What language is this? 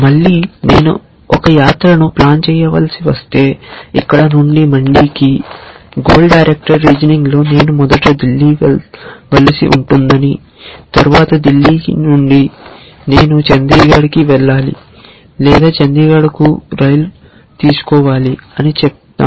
Telugu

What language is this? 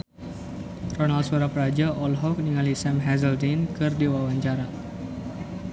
Sundanese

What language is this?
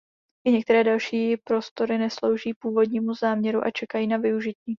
Czech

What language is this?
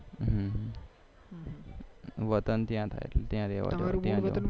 Gujarati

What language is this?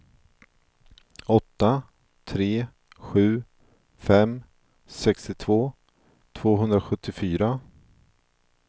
Swedish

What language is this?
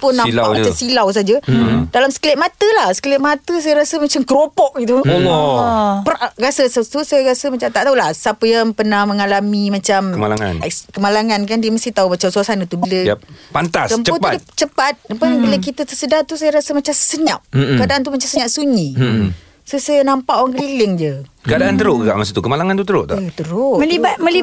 Malay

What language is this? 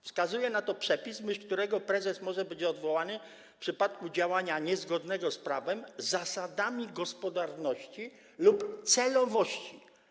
Polish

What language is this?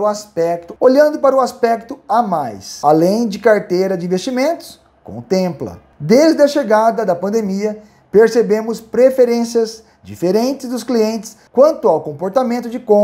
Portuguese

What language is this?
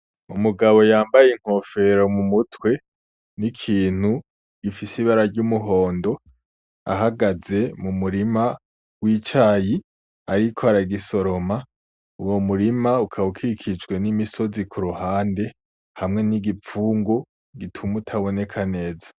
Rundi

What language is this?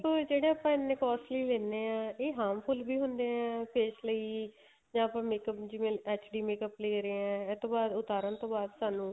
Punjabi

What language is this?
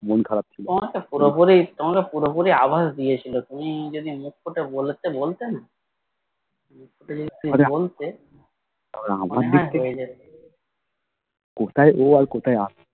Bangla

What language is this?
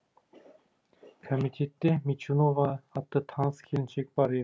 Kazakh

